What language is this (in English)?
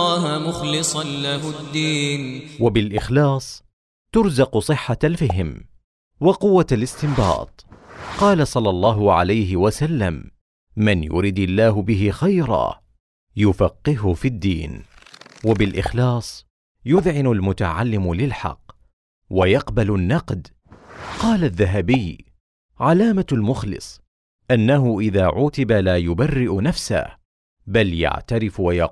Arabic